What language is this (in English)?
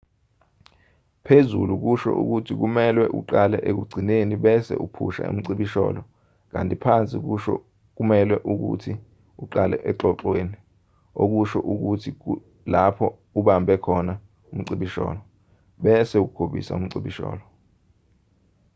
Zulu